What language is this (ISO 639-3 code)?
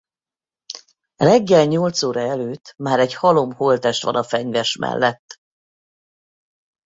hun